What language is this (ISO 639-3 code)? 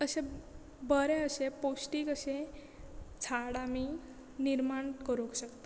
kok